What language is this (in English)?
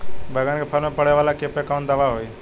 Bhojpuri